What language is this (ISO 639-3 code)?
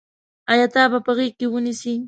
pus